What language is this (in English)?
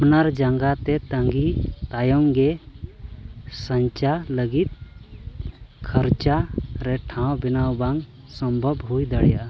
Santali